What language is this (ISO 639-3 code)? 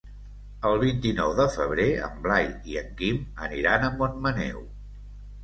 cat